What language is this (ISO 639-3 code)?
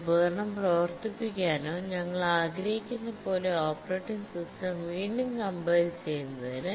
mal